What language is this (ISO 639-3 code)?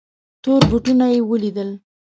pus